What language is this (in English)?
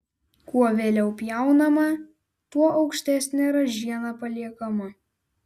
Lithuanian